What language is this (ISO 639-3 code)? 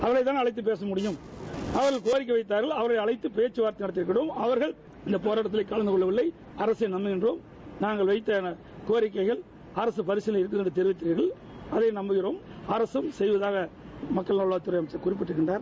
tam